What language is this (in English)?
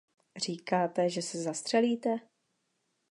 Czech